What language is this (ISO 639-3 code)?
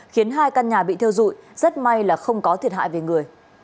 vie